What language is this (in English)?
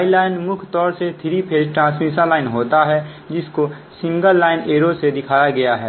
Hindi